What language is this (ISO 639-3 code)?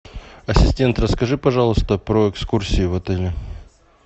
rus